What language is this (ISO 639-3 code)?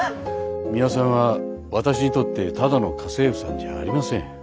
jpn